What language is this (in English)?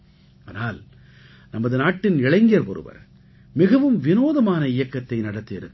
Tamil